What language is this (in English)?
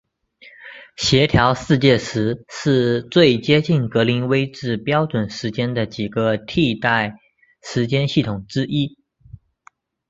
Chinese